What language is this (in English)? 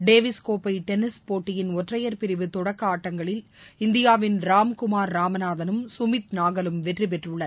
Tamil